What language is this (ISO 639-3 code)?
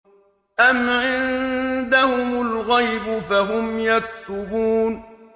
ara